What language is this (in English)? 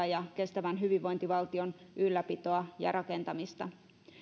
Finnish